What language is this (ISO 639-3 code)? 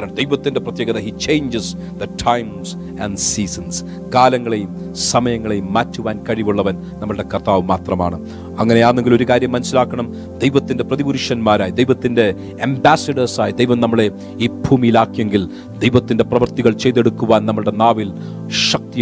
mal